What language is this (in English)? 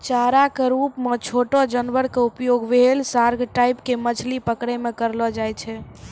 Maithili